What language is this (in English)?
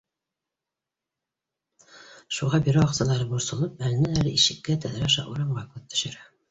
Bashkir